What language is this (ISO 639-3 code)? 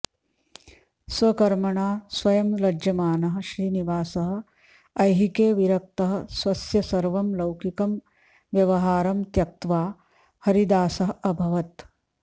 san